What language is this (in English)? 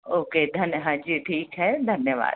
Hindi